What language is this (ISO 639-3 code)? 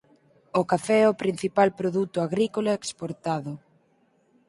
glg